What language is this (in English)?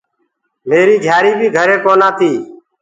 Gurgula